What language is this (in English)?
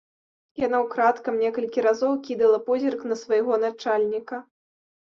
Belarusian